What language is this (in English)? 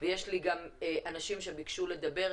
Hebrew